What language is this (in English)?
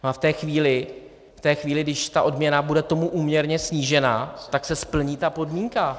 Czech